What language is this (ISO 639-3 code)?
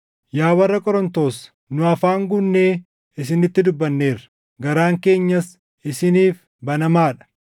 orm